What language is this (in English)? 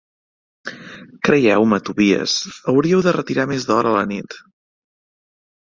Catalan